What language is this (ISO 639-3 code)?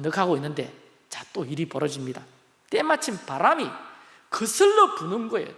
kor